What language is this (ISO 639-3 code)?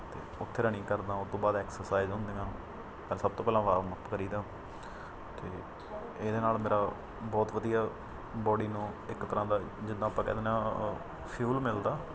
pan